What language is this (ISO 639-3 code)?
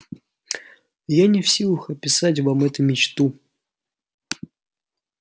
rus